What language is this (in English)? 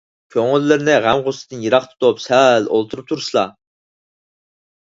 Uyghur